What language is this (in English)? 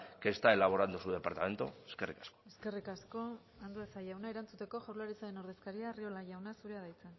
Basque